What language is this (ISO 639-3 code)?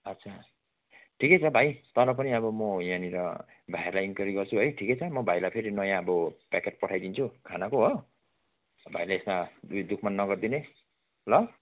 nep